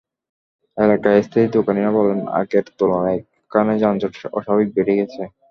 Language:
Bangla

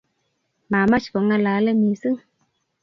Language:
Kalenjin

